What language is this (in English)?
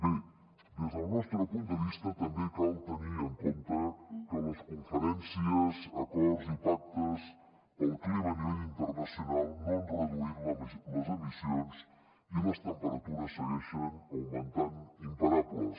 Catalan